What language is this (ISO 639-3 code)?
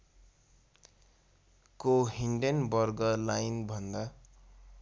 nep